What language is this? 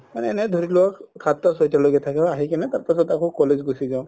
Assamese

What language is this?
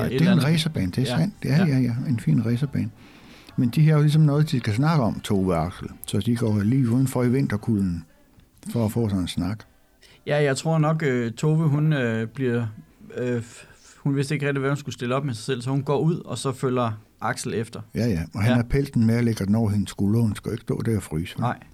Danish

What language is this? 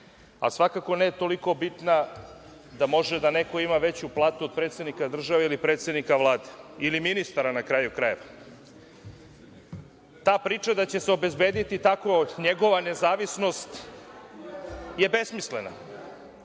Serbian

